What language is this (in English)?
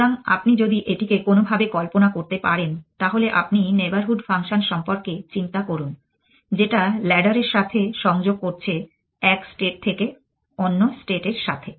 Bangla